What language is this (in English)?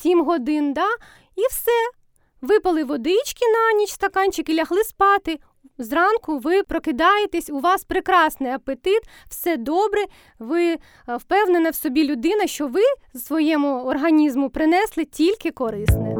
Ukrainian